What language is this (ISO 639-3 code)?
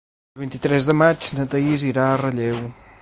cat